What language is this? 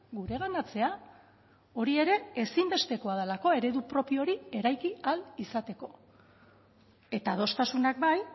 Basque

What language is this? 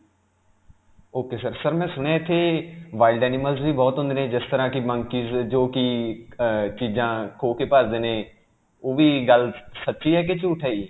Punjabi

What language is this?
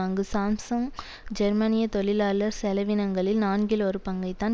Tamil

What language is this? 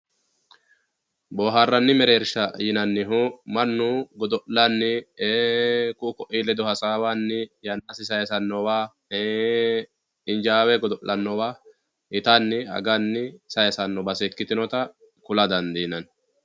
Sidamo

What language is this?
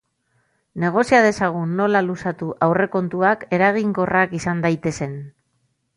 Basque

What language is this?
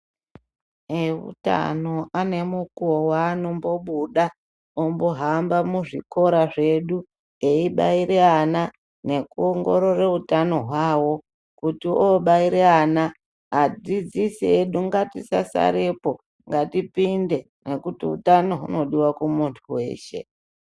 Ndau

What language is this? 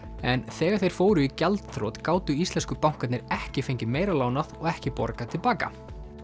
Icelandic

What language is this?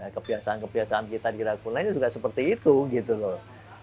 Indonesian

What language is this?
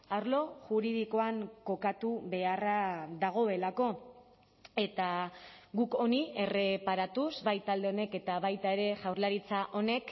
Basque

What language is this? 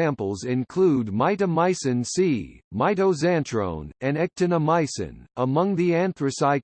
English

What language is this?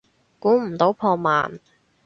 Cantonese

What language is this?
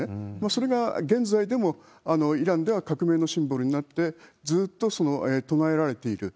Japanese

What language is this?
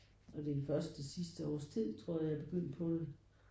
Danish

